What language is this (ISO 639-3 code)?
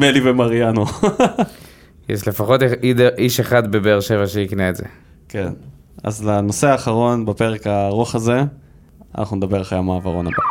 heb